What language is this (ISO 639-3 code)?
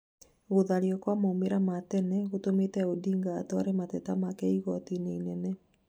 kik